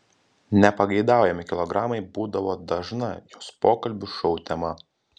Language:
Lithuanian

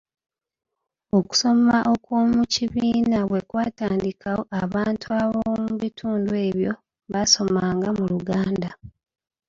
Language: Ganda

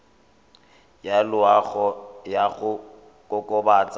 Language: Tswana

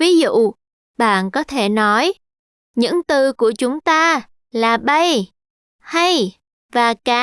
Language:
Vietnamese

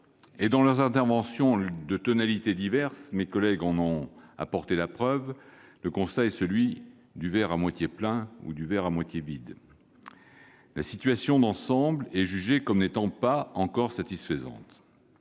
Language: French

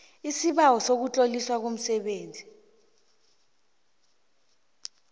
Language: South Ndebele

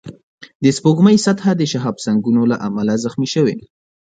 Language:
Pashto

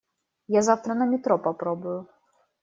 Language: Russian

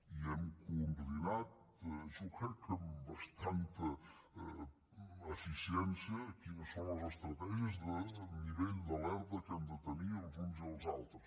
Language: Catalan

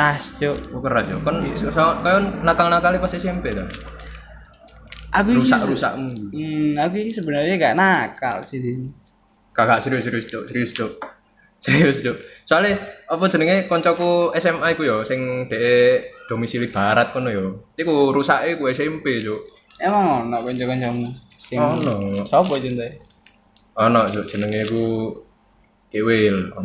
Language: Indonesian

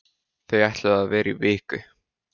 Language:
Icelandic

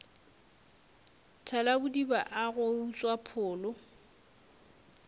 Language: Northern Sotho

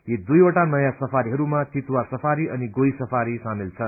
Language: Nepali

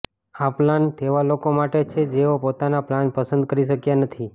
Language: Gujarati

